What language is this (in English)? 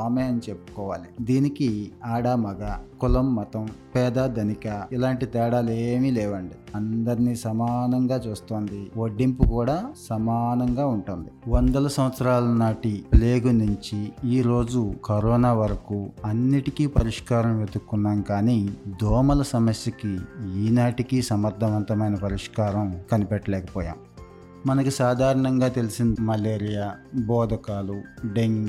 Telugu